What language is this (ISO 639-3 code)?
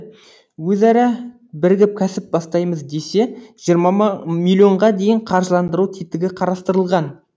kaz